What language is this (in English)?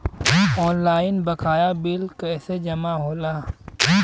Bhojpuri